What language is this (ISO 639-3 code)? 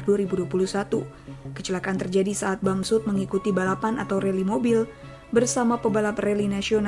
ind